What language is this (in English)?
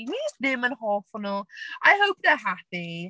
Welsh